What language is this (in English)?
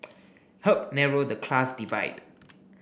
English